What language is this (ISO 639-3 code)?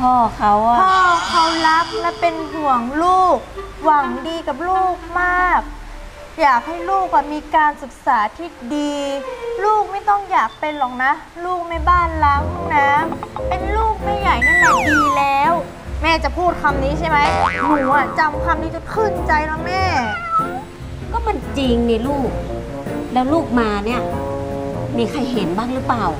tha